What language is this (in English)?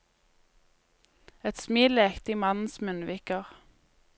Norwegian